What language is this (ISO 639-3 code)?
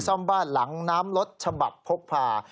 tha